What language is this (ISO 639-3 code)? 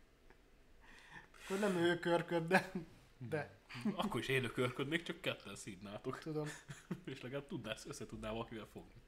hun